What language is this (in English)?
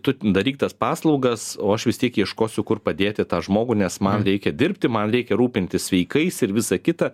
Lithuanian